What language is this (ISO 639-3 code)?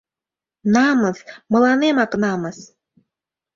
chm